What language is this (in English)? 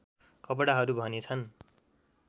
Nepali